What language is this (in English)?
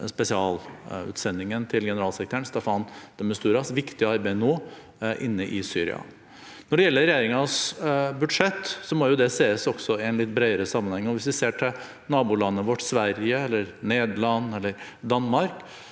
Norwegian